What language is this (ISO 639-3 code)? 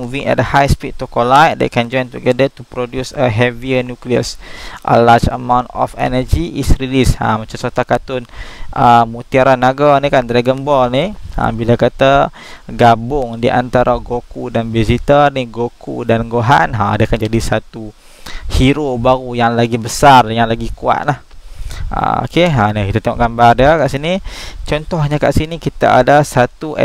msa